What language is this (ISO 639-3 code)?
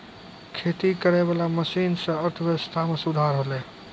mai